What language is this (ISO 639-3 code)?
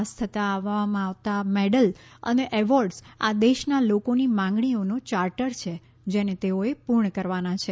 guj